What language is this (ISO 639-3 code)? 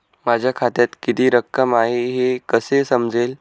mar